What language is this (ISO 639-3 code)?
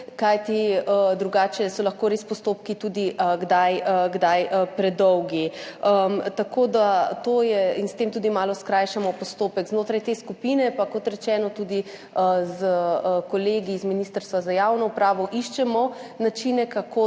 slv